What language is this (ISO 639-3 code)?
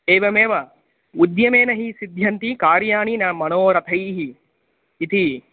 san